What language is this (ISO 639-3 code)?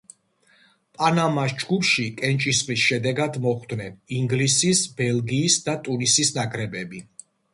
kat